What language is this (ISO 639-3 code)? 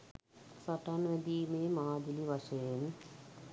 sin